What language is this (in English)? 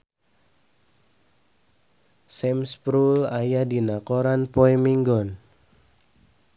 Sundanese